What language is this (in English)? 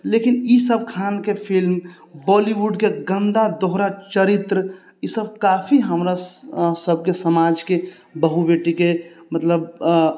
Maithili